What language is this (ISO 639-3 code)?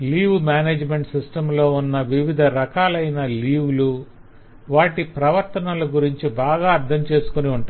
tel